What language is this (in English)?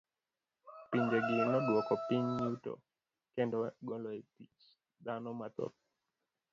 Luo (Kenya and Tanzania)